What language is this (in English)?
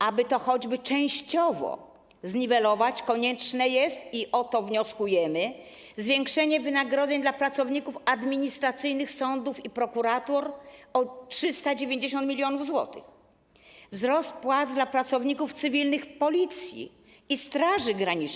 Polish